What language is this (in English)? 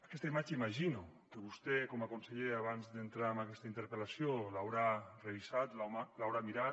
Catalan